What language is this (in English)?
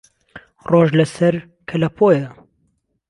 Central Kurdish